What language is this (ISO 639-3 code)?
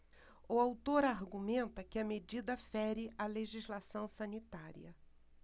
por